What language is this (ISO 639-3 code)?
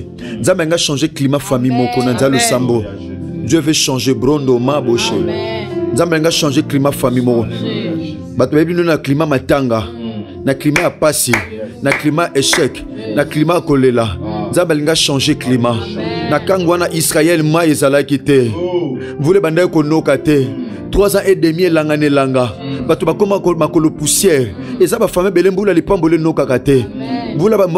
fra